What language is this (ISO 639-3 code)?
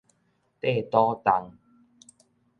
nan